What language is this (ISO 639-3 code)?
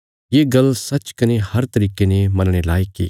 kfs